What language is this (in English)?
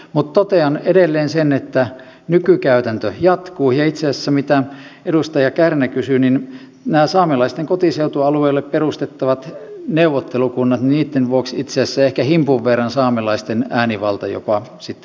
Finnish